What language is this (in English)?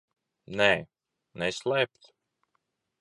Latvian